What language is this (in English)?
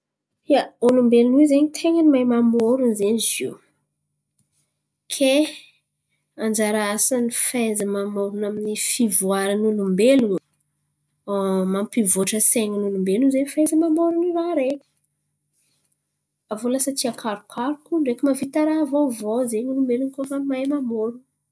Antankarana Malagasy